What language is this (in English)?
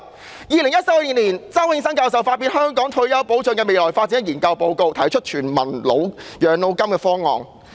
Cantonese